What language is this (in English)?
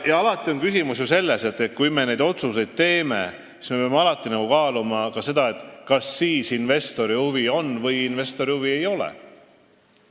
Estonian